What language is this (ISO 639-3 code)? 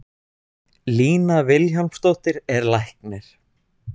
isl